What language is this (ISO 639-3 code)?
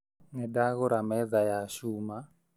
kik